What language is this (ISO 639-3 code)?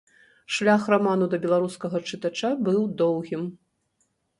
bel